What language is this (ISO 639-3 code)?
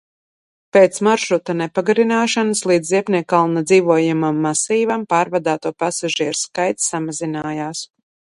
lav